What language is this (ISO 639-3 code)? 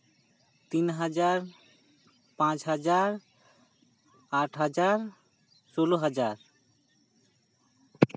sat